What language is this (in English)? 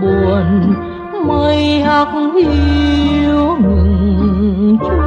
Thai